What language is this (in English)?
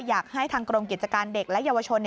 Thai